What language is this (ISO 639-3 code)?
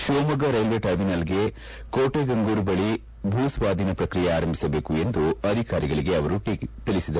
kan